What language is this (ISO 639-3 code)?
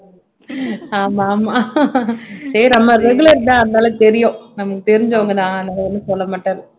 tam